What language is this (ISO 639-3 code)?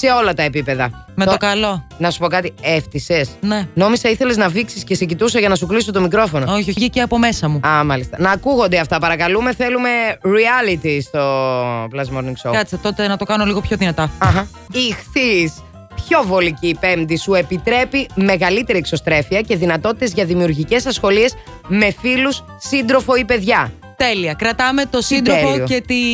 ell